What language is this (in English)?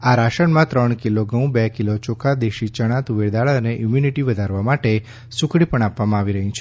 Gujarati